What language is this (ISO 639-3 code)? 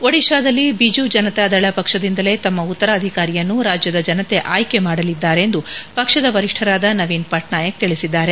kan